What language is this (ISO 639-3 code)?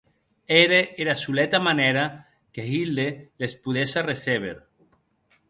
oci